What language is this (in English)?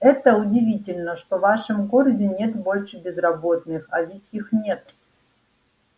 Russian